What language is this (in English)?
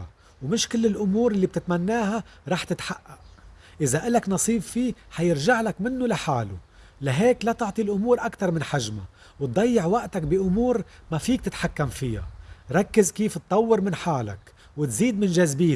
Arabic